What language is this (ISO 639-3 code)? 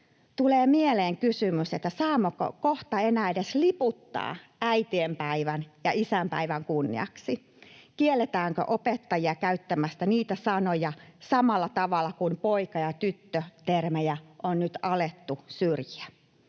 fin